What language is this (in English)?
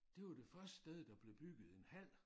Danish